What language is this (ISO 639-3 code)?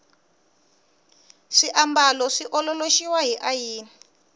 tso